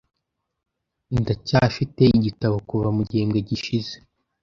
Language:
Kinyarwanda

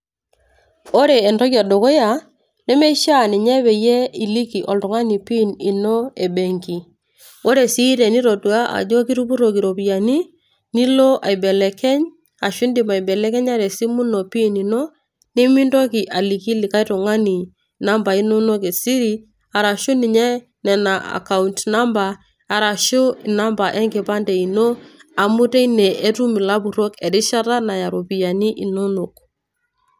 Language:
Masai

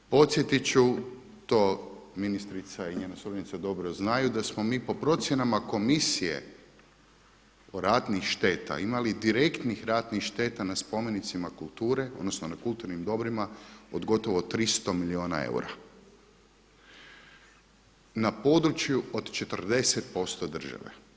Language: Croatian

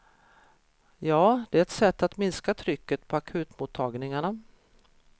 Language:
Swedish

